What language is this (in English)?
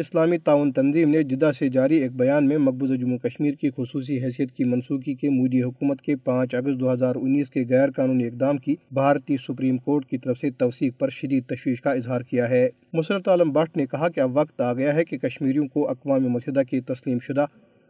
Urdu